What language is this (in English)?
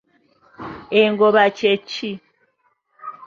Ganda